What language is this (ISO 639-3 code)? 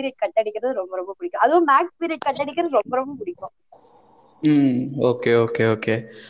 tam